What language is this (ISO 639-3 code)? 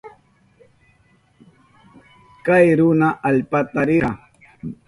qup